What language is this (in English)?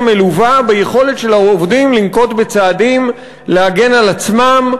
Hebrew